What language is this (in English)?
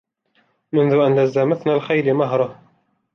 Arabic